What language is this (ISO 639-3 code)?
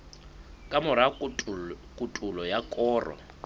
sot